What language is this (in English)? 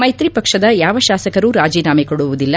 Kannada